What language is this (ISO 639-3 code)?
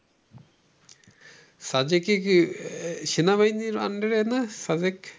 ben